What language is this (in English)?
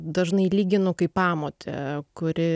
Lithuanian